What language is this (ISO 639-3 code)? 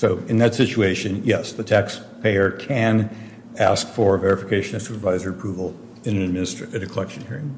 eng